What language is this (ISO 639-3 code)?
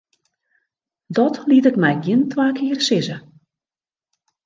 fry